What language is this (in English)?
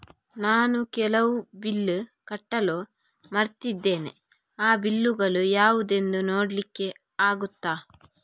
Kannada